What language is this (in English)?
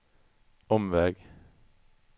Swedish